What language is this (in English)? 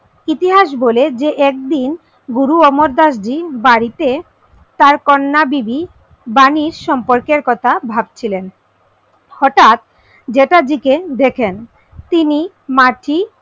Bangla